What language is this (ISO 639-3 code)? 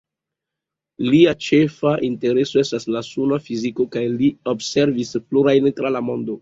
epo